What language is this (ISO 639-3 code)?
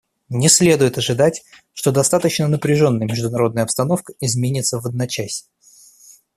rus